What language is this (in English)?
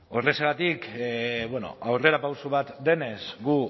Basque